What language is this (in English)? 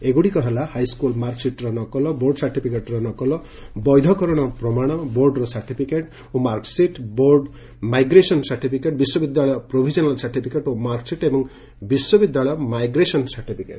Odia